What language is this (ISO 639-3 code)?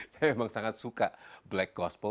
ind